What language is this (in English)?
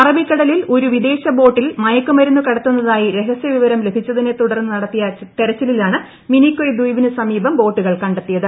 Malayalam